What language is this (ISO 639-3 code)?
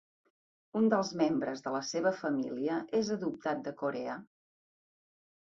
cat